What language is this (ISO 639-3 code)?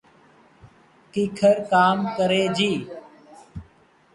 gig